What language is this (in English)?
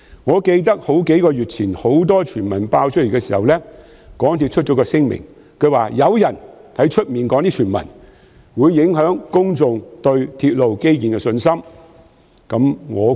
Cantonese